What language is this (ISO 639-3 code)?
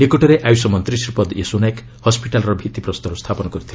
ori